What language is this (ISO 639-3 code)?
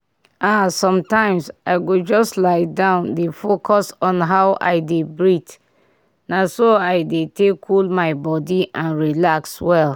pcm